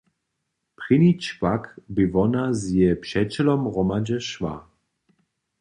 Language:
Upper Sorbian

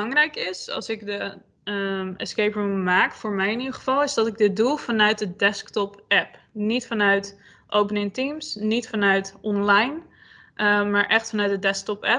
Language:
Dutch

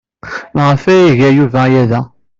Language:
Kabyle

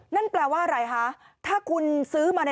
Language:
Thai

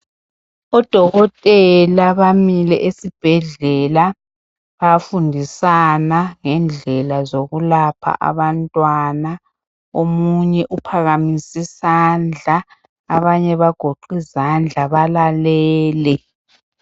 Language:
North Ndebele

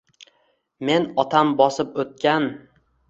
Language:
Uzbek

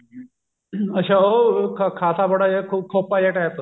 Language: Punjabi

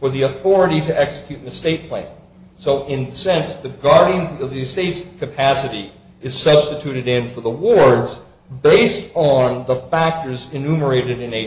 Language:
English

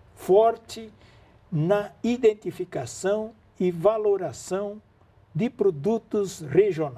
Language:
Portuguese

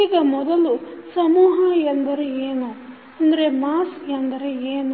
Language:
Kannada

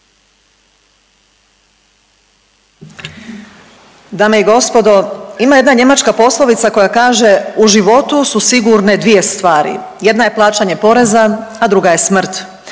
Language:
Croatian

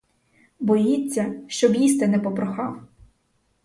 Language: Ukrainian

